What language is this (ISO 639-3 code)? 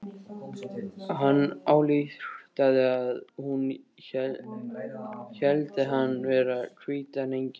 isl